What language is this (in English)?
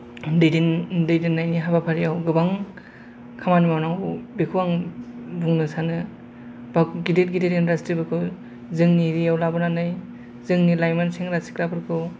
Bodo